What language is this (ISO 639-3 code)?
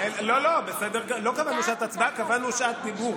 heb